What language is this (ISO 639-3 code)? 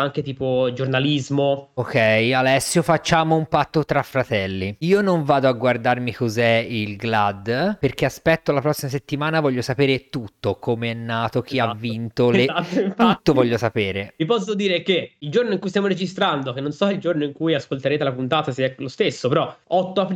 ita